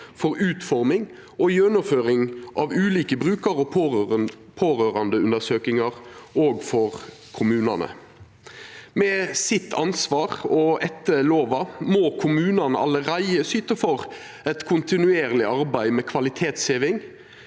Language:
Norwegian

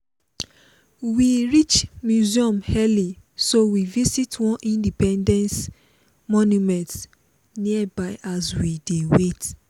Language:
Nigerian Pidgin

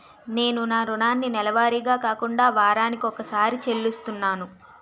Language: Telugu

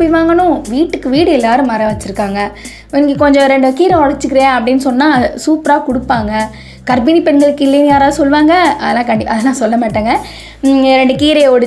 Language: Tamil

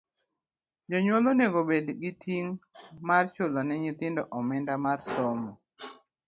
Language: Luo (Kenya and Tanzania)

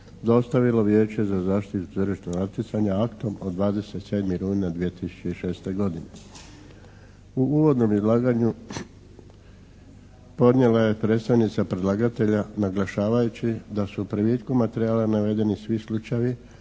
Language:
Croatian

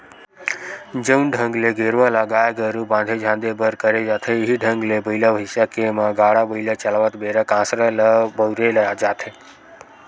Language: Chhattisgarhi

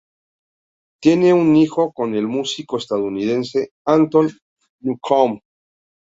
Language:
Spanish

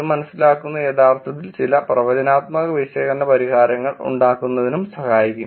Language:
Malayalam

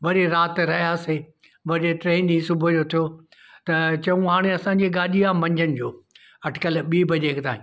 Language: Sindhi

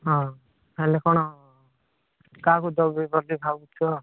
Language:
Odia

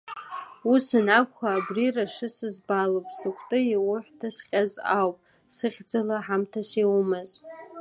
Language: Abkhazian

